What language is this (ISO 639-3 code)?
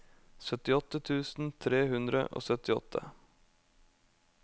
nor